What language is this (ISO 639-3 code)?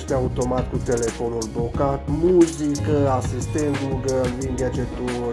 ron